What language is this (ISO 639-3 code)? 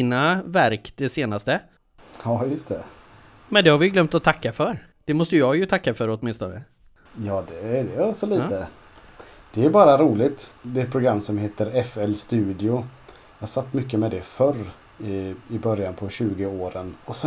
swe